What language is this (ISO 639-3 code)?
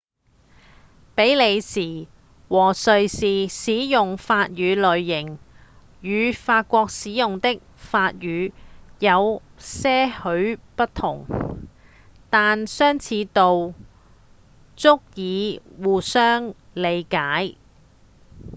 yue